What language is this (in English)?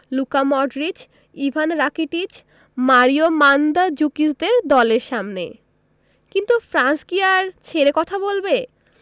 Bangla